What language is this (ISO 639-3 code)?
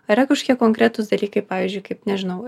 lit